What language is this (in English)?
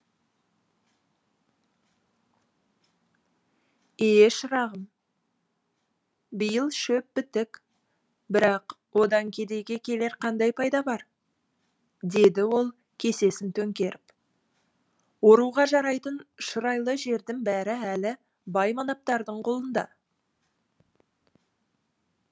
Kazakh